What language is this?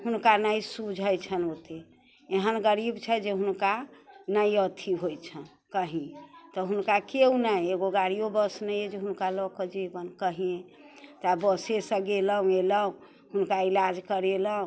Maithili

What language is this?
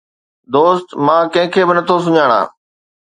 Sindhi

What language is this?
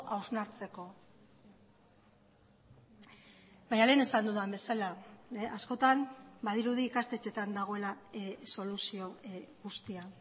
Basque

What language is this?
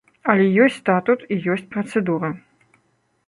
Belarusian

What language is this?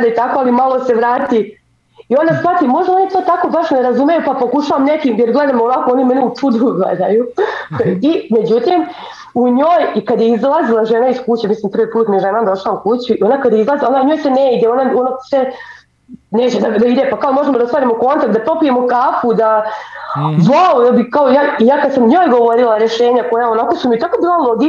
Croatian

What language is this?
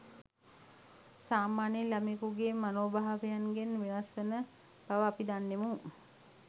Sinhala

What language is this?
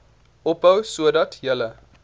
Afrikaans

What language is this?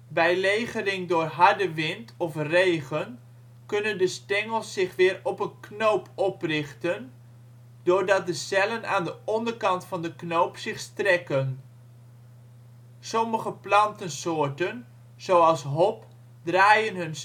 Dutch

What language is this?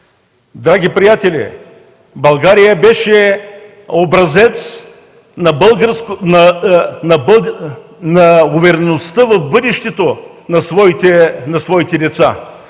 Bulgarian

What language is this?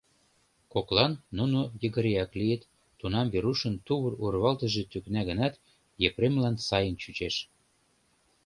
Mari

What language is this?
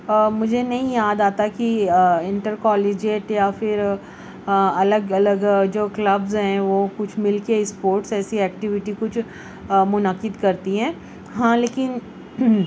Urdu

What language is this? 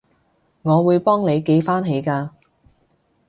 Cantonese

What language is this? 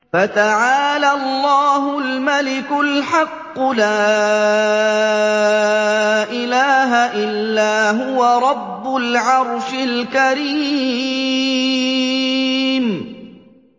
Arabic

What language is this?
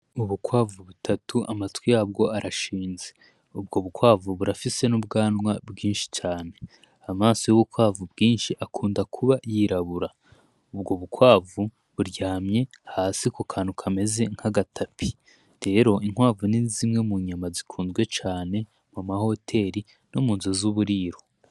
Rundi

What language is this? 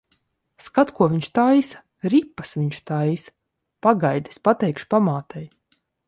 Latvian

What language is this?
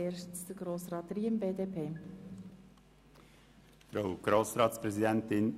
Swiss German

